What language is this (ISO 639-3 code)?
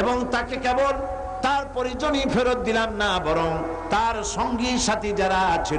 ind